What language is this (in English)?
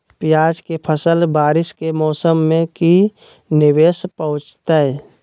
Magahi